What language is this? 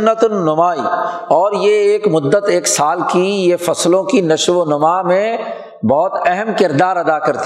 Urdu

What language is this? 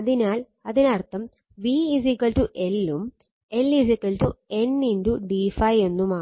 Malayalam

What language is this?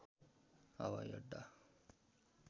Nepali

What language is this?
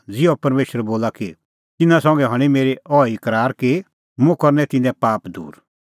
Kullu Pahari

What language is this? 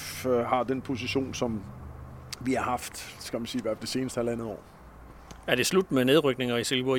Danish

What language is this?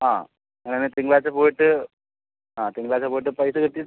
Malayalam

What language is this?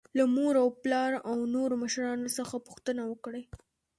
Pashto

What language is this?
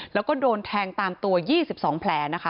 Thai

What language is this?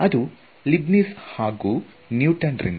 Kannada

